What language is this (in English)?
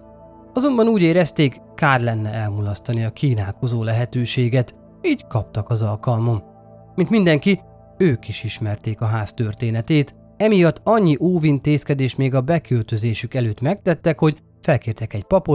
Hungarian